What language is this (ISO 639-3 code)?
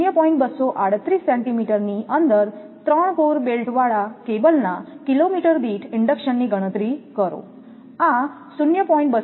guj